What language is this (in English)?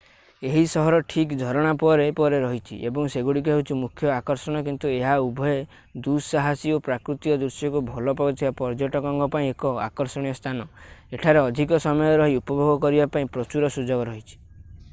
Odia